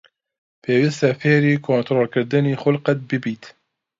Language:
Central Kurdish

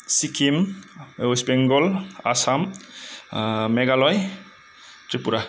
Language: Bodo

